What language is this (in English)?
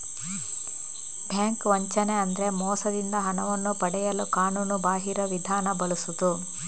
Kannada